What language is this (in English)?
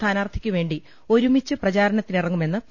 Malayalam